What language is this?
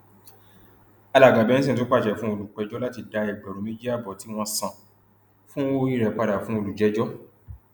Yoruba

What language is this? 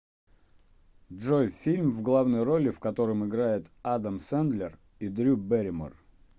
Russian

